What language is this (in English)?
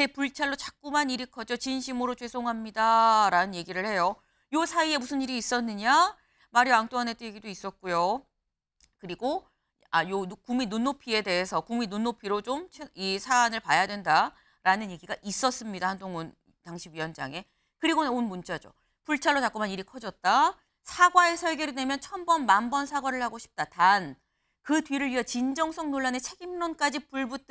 Korean